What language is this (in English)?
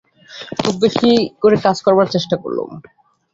Bangla